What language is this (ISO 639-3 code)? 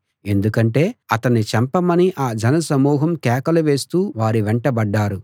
tel